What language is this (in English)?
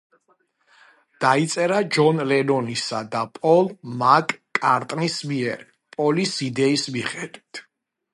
Georgian